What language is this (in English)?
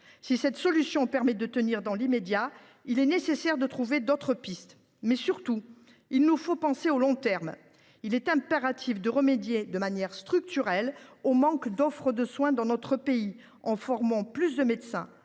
French